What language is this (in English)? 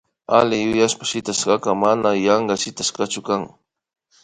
Imbabura Highland Quichua